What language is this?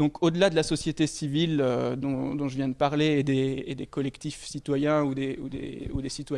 French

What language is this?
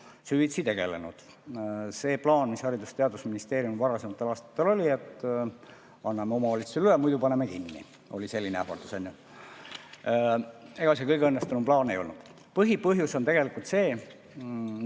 Estonian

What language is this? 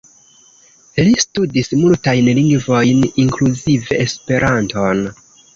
Esperanto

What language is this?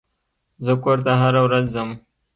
Pashto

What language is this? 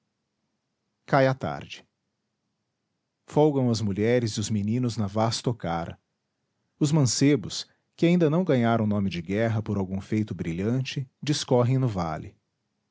Portuguese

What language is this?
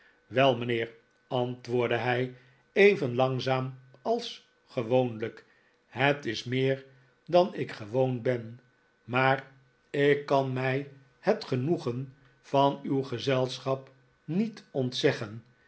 Dutch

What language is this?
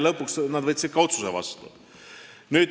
Estonian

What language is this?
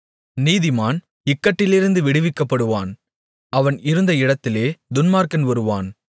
Tamil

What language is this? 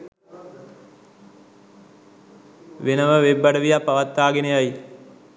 Sinhala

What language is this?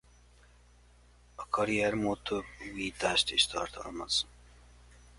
Hungarian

